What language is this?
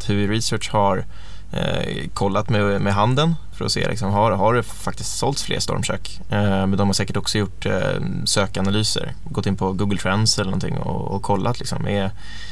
Swedish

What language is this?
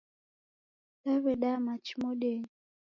Taita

